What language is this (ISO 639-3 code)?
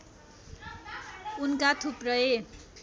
nep